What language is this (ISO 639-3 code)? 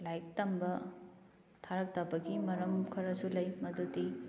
mni